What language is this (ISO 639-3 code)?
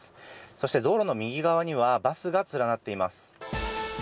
jpn